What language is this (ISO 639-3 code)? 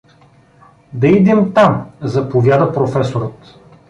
bul